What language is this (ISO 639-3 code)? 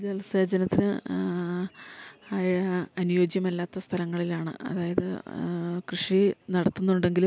mal